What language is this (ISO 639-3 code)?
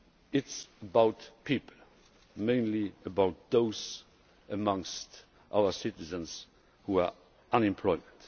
eng